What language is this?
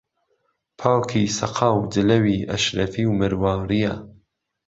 Central Kurdish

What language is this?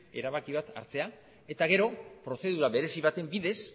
Basque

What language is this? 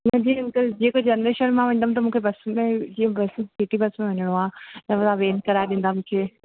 Sindhi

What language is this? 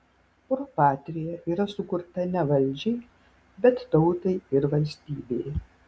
Lithuanian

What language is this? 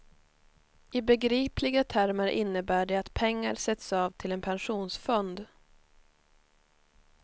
Swedish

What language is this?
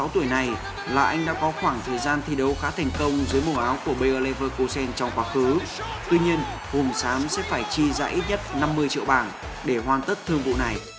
Vietnamese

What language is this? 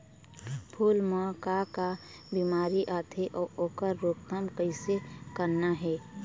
Chhattisgarhi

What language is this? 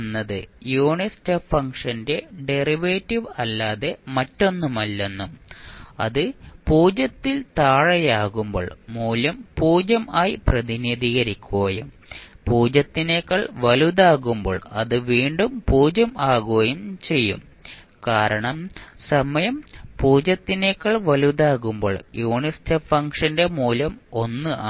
Malayalam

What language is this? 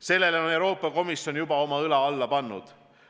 Estonian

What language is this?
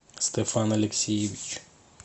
Russian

